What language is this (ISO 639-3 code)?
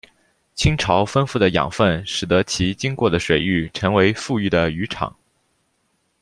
zho